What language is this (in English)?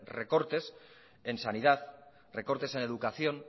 Spanish